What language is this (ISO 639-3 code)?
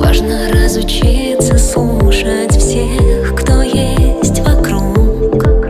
rus